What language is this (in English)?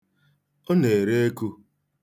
Igbo